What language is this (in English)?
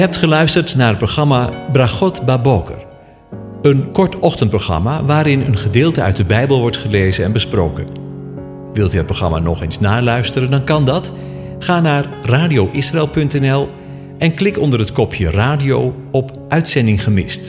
Dutch